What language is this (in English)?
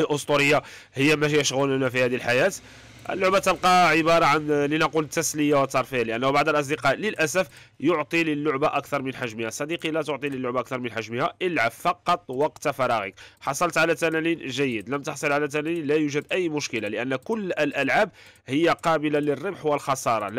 Arabic